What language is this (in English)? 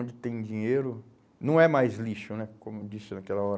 Portuguese